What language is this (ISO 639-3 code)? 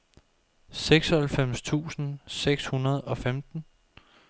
dan